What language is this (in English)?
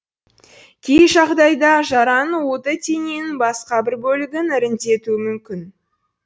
Kazakh